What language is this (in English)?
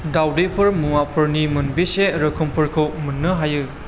Bodo